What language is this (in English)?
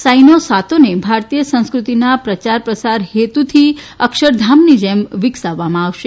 Gujarati